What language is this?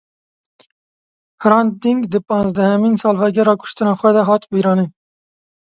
Kurdish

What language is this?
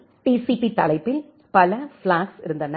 Tamil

